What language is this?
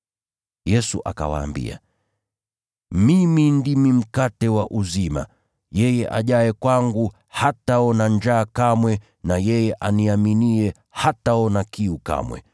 Swahili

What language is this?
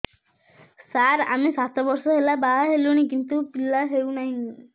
Odia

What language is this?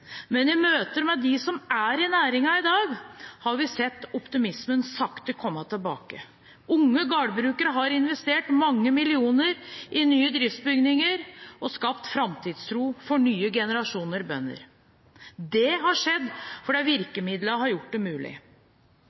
Norwegian Bokmål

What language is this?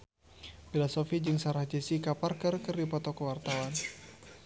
Sundanese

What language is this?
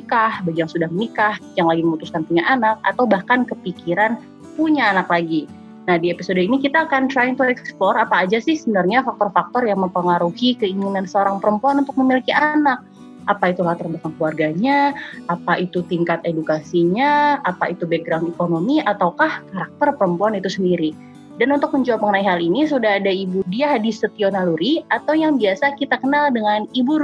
Indonesian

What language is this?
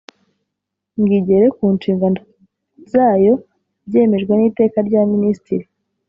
Kinyarwanda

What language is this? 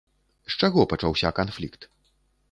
Belarusian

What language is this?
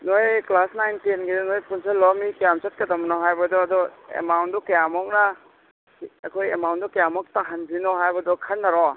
Manipuri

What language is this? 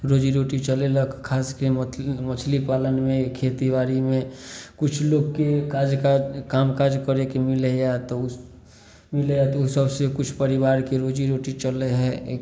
Maithili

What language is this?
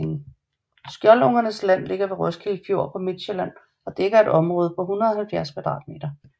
Danish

